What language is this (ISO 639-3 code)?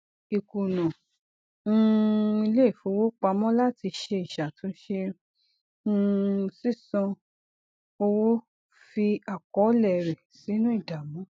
yor